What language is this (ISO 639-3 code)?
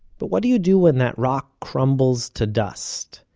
eng